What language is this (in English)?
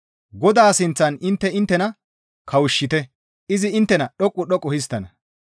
Gamo